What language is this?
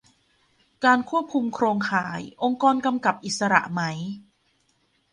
Thai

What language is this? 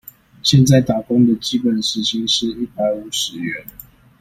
Chinese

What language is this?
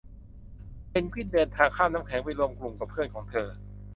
Thai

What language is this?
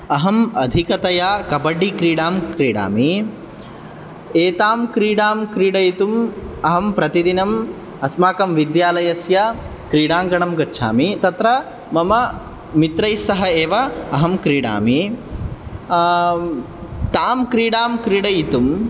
Sanskrit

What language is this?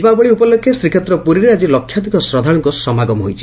Odia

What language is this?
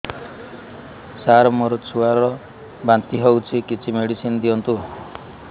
Odia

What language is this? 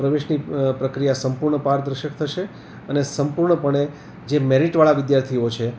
Gujarati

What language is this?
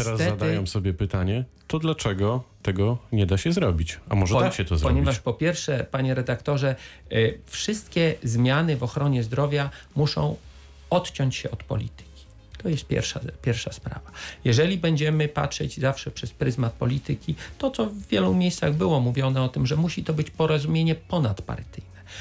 Polish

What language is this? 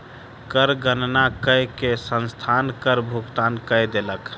Maithili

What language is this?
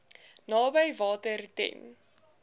Afrikaans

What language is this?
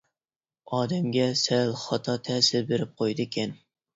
Uyghur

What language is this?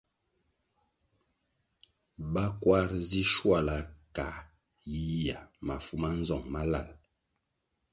Kwasio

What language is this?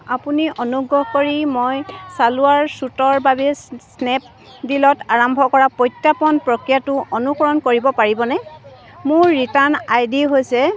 Assamese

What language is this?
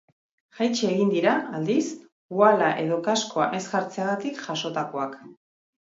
Basque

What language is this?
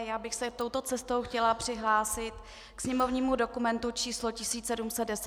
Czech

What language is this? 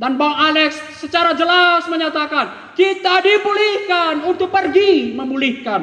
Indonesian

